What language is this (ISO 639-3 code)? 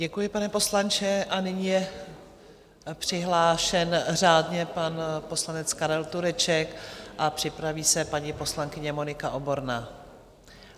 ces